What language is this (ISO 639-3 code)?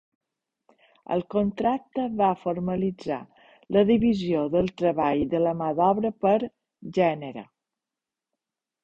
cat